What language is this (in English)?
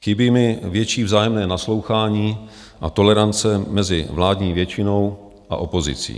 Czech